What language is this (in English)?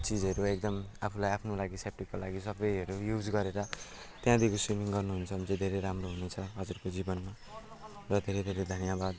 Nepali